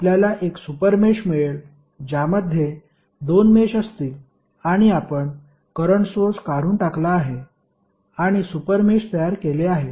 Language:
Marathi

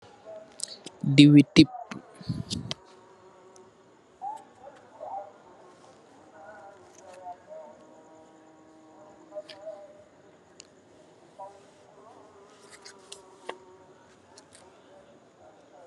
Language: Wolof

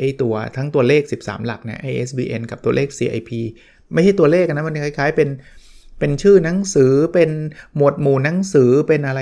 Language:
Thai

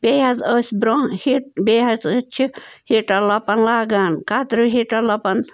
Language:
Kashmiri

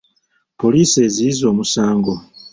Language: Ganda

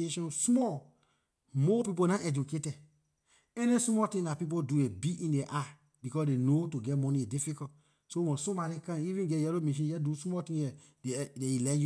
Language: Liberian English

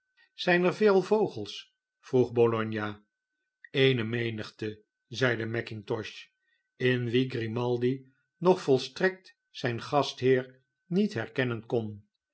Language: Dutch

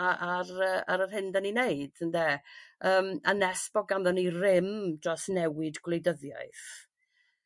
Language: Welsh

